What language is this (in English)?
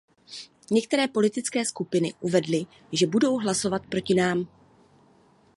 Czech